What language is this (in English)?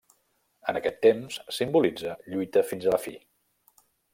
Catalan